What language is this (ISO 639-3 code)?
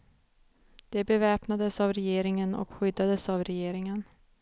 swe